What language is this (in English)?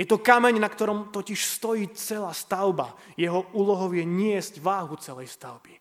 Slovak